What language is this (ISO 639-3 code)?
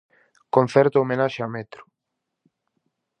glg